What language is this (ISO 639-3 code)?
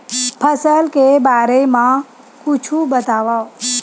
hne